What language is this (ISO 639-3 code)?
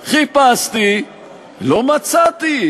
heb